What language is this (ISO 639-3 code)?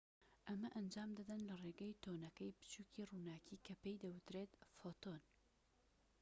ckb